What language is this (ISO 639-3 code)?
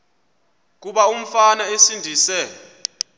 xho